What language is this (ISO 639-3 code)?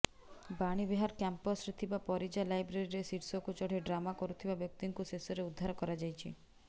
ori